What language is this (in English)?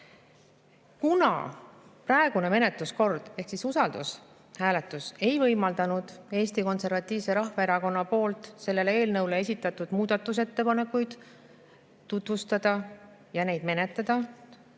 Estonian